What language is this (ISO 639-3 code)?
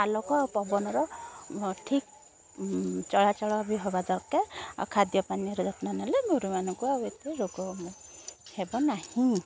ori